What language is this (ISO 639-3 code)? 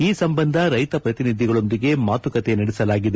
kan